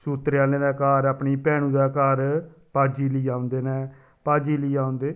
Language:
Dogri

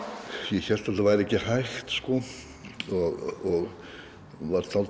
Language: Icelandic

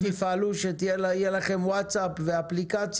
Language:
Hebrew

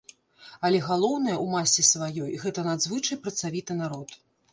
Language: Belarusian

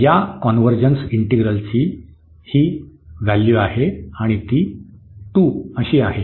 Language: Marathi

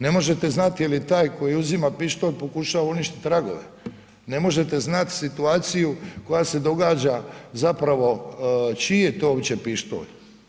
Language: Croatian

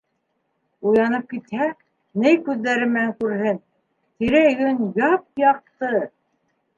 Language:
Bashkir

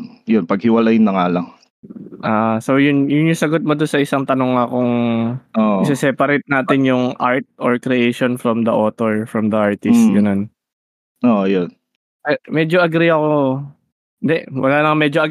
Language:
Filipino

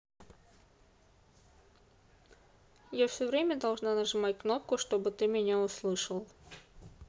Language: Russian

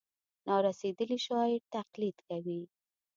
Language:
Pashto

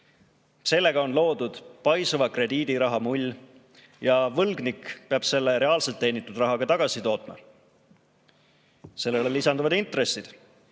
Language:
Estonian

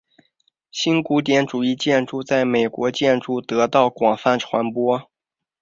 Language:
Chinese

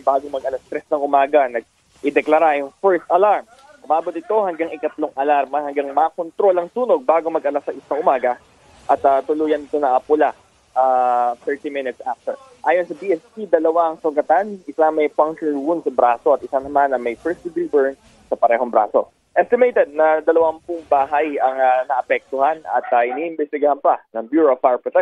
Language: Filipino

